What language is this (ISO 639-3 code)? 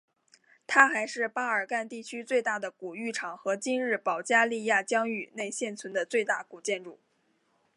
zho